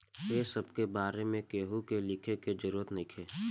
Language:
Bhojpuri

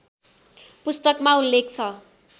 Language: Nepali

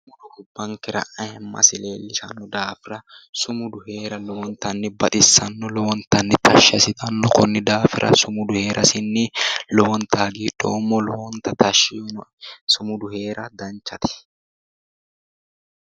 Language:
Sidamo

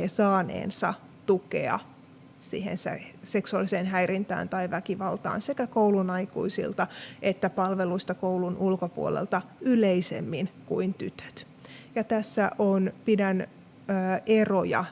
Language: Finnish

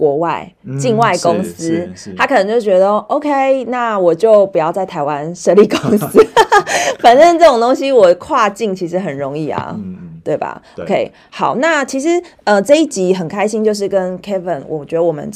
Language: Chinese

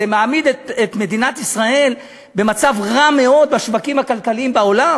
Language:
Hebrew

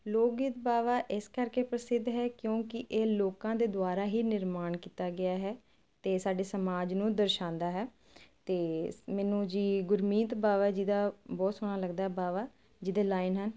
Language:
Punjabi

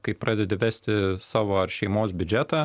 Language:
Lithuanian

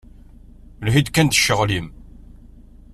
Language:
Kabyle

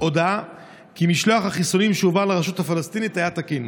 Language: Hebrew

